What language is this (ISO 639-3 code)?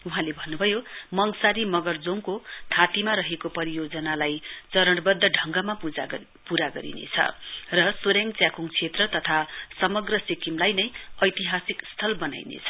nep